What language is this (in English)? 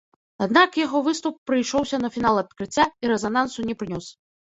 Belarusian